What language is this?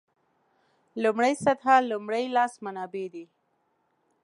Pashto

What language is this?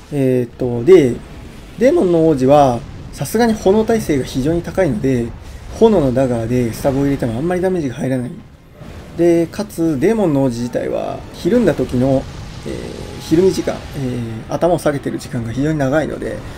Japanese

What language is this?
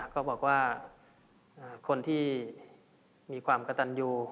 Thai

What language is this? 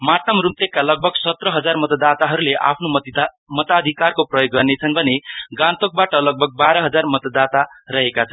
Nepali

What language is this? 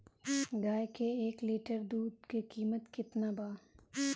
Bhojpuri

